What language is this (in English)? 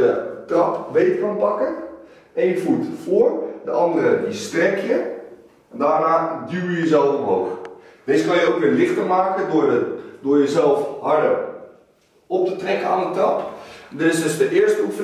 Dutch